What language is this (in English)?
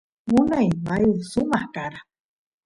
Santiago del Estero Quichua